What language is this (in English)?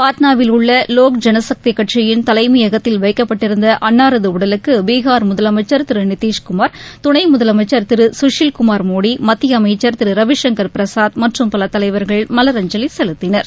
Tamil